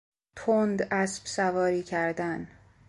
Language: Persian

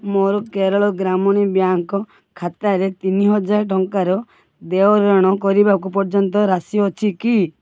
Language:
Odia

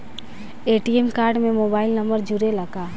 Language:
Bhojpuri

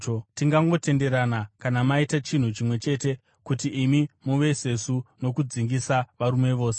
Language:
Shona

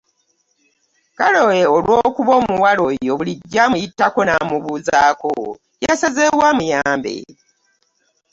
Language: Ganda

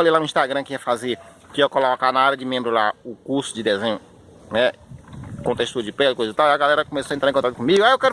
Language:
Portuguese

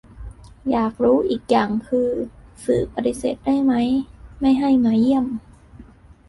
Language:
Thai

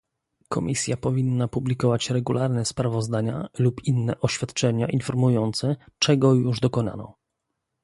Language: Polish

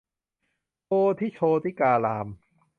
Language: Thai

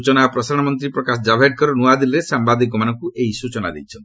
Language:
Odia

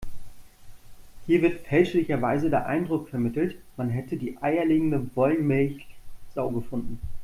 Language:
German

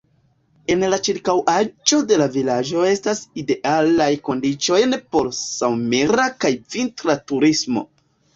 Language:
Esperanto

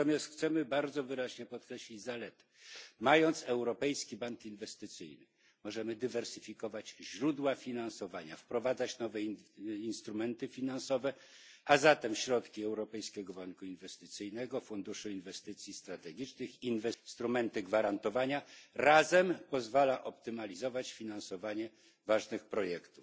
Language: Polish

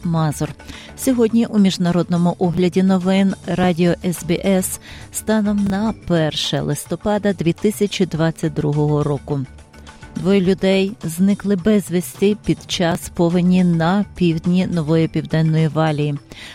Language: Ukrainian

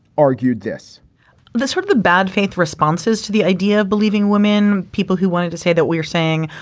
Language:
English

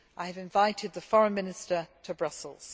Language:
English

